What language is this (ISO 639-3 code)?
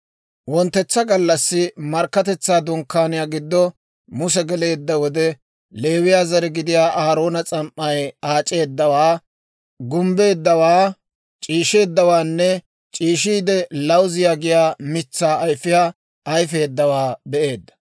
dwr